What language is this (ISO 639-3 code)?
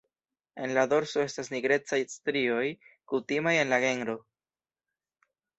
epo